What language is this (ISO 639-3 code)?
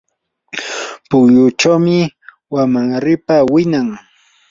qur